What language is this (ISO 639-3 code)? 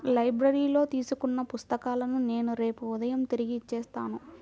tel